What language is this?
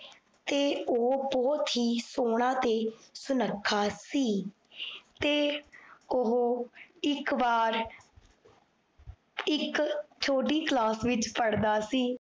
Punjabi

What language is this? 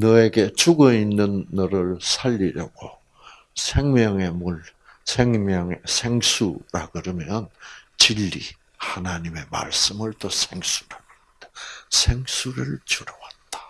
Korean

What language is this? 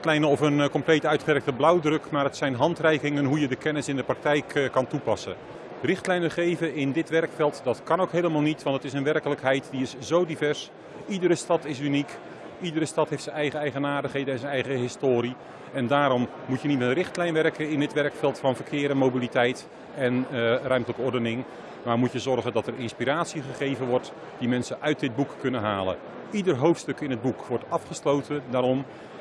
Dutch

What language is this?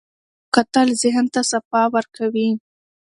Pashto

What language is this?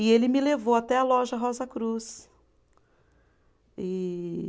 Portuguese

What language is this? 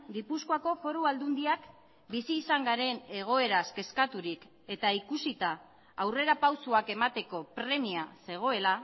Basque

